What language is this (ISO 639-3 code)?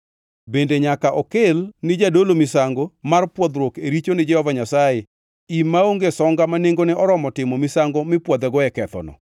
luo